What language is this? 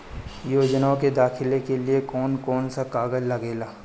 Bhojpuri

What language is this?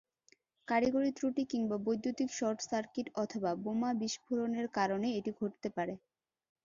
Bangla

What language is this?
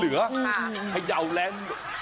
Thai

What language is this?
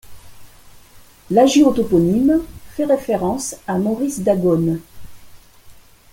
French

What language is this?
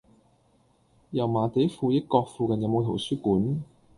Cantonese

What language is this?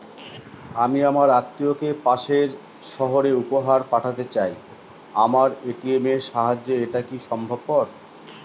Bangla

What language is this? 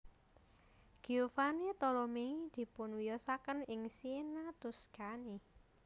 Javanese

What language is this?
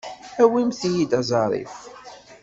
Kabyle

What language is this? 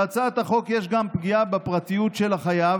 Hebrew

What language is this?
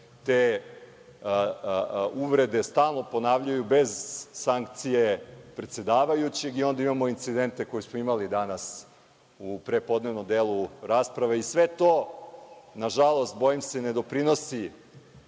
Serbian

